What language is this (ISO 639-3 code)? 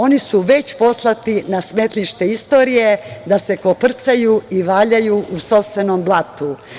srp